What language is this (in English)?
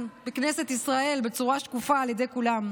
Hebrew